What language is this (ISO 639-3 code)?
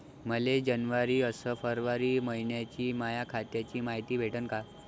mar